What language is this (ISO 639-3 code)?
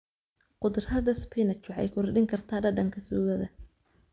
som